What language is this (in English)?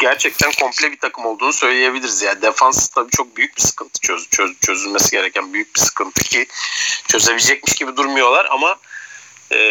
Turkish